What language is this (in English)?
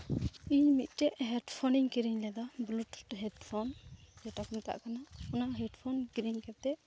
Santali